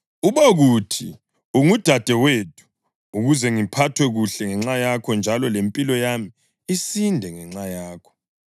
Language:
North Ndebele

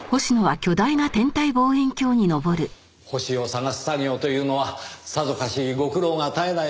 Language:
Japanese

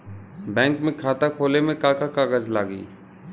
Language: Bhojpuri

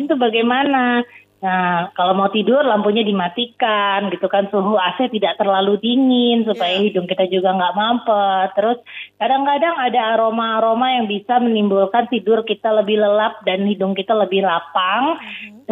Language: Indonesian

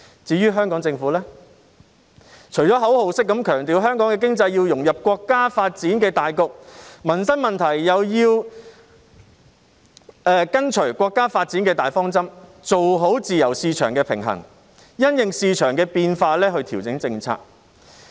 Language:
Cantonese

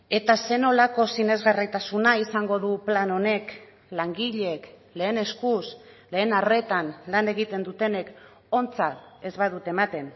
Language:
Basque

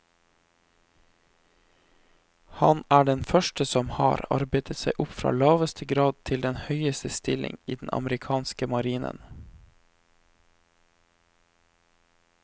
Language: Norwegian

